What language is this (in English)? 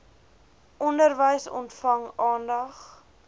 Afrikaans